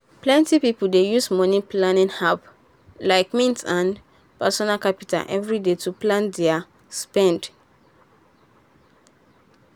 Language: Nigerian Pidgin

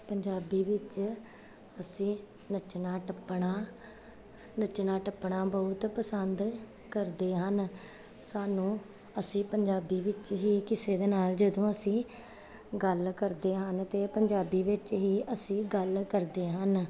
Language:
Punjabi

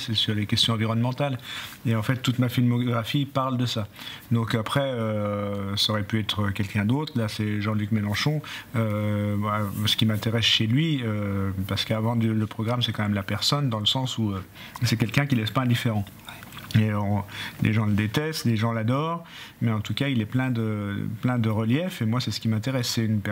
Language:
French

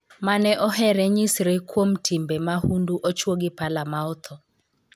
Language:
Luo (Kenya and Tanzania)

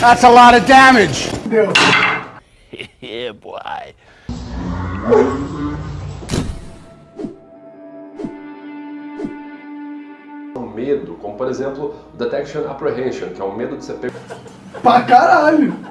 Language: Portuguese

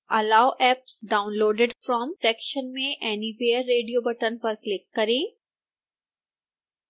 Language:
Hindi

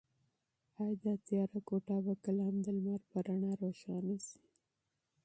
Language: Pashto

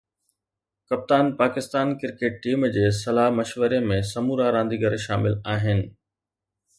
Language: Sindhi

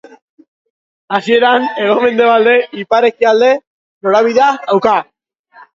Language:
Basque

